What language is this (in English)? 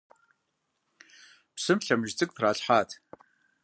Kabardian